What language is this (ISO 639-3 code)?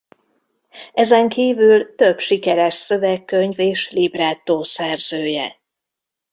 hun